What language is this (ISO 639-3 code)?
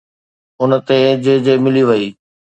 snd